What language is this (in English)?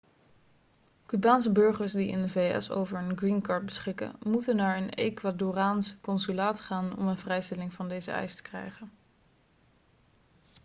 Dutch